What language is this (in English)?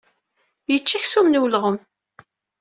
Kabyle